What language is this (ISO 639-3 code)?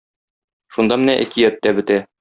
tat